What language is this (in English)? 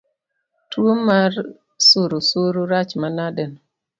Luo (Kenya and Tanzania)